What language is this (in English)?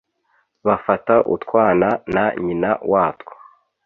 Kinyarwanda